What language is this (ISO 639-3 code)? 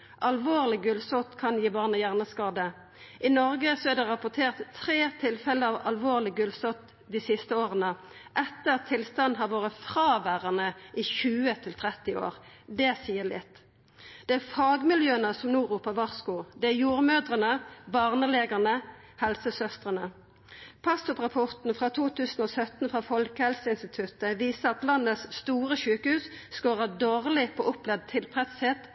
nno